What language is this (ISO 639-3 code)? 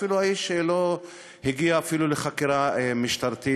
heb